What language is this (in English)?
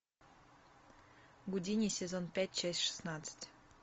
Russian